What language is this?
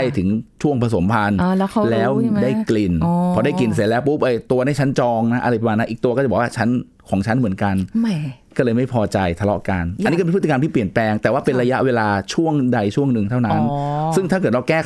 Thai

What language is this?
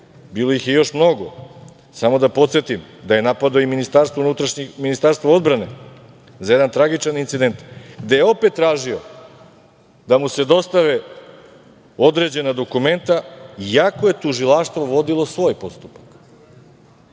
Serbian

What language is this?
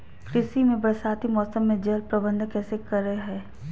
Magahi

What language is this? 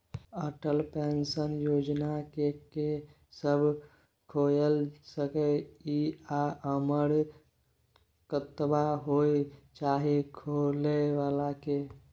Maithili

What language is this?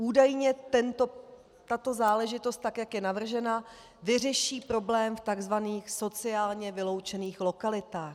Czech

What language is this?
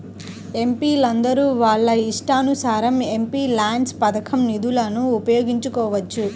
Telugu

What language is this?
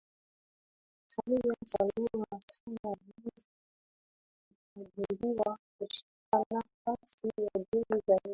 Swahili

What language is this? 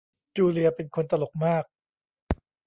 Thai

